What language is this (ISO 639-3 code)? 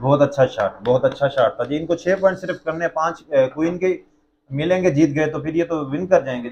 hin